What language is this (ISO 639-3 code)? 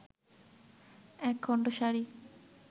ben